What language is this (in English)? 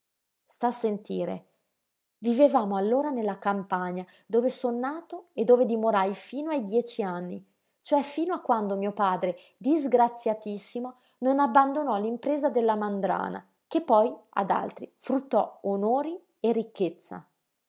Italian